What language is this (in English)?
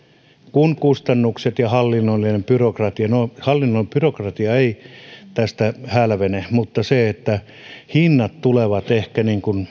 Finnish